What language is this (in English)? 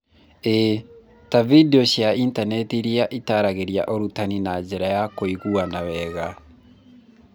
Kikuyu